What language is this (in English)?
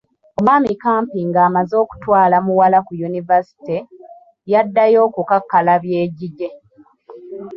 Ganda